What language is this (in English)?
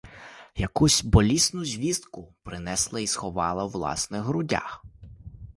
Ukrainian